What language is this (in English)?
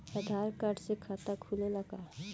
Bhojpuri